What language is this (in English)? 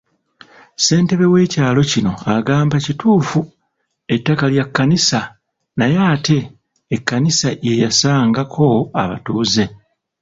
Ganda